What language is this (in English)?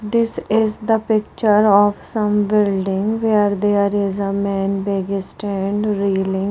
English